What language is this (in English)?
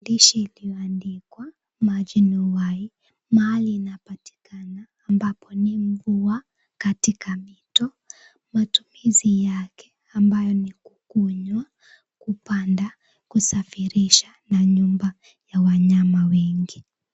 Swahili